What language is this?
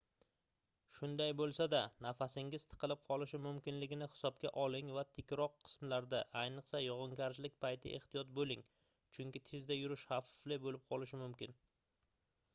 Uzbek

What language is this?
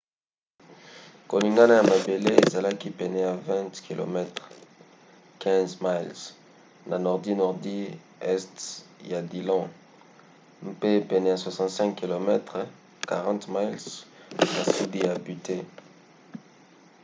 Lingala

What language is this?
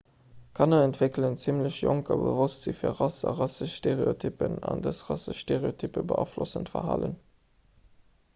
Luxembourgish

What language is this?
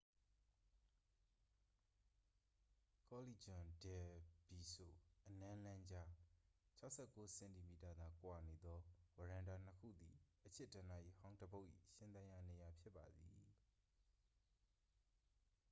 Burmese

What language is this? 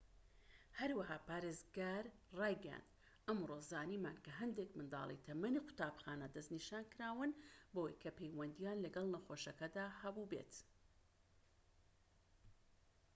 Central Kurdish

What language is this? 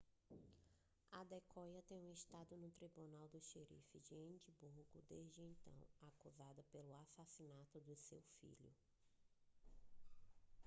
Portuguese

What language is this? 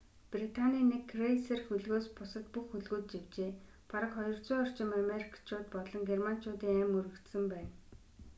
Mongolian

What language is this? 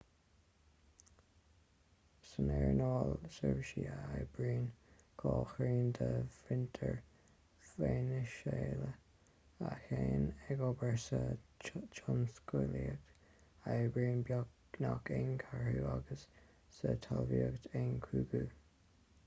Irish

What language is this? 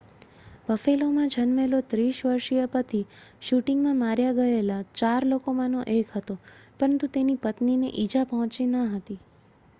Gujarati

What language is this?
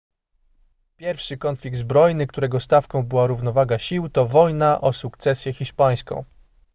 Polish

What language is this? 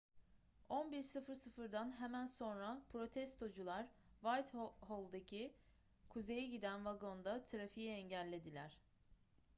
Turkish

